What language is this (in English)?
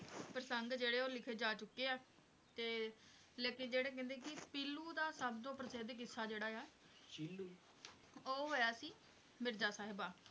Punjabi